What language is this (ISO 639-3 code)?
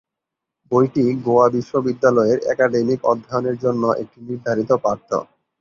ben